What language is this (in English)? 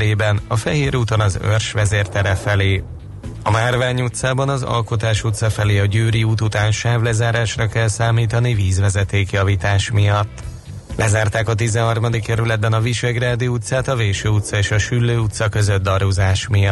Hungarian